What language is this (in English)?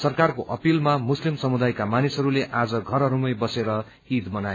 Nepali